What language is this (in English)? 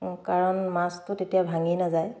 Assamese